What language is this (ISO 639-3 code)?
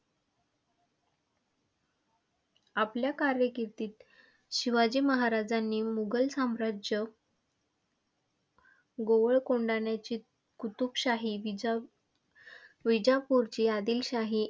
mar